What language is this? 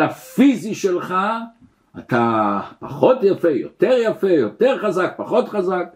Hebrew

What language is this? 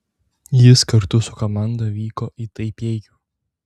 Lithuanian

